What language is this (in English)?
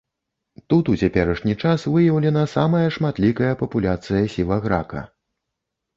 Belarusian